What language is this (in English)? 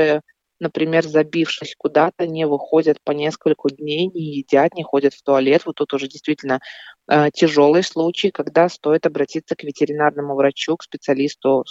Russian